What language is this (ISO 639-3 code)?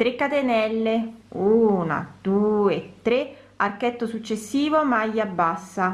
ita